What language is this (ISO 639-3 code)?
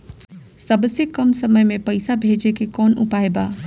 bho